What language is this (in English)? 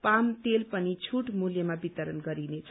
Nepali